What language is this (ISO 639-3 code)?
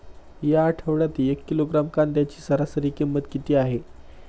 mar